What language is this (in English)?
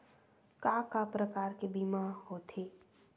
Chhattisgarhi